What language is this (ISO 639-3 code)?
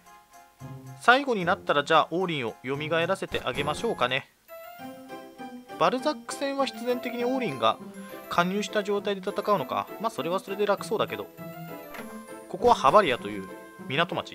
jpn